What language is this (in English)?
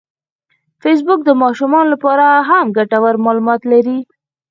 Pashto